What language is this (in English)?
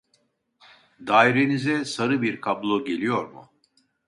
Turkish